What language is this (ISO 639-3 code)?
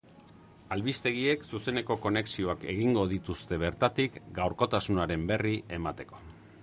eus